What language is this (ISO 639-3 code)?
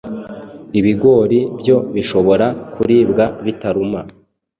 kin